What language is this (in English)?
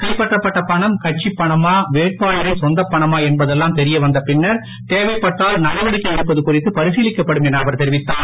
Tamil